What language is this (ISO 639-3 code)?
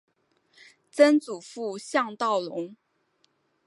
zho